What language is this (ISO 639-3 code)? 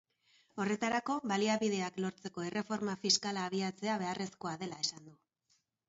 eus